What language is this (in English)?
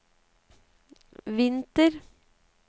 Norwegian